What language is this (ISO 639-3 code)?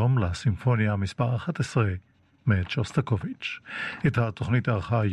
heb